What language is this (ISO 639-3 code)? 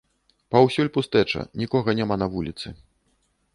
bel